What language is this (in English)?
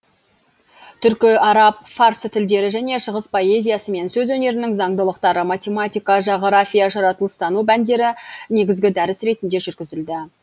Kazakh